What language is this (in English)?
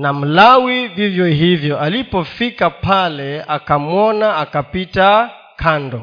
Swahili